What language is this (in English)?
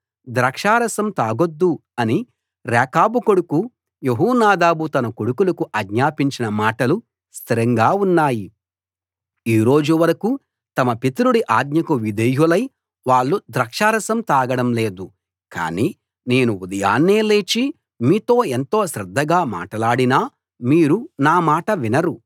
Telugu